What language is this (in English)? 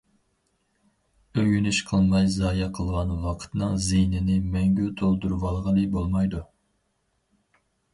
Uyghur